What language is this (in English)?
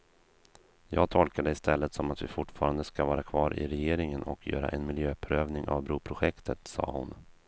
Swedish